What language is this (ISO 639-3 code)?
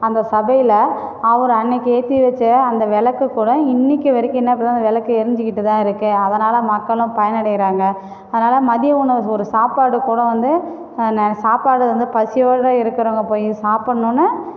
tam